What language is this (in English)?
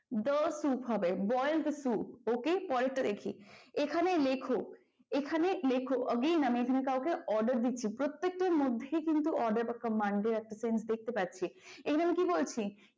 Bangla